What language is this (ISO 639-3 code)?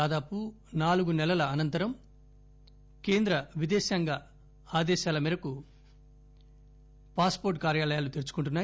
tel